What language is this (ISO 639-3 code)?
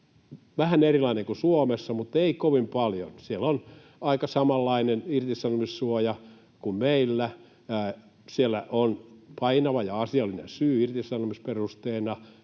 fin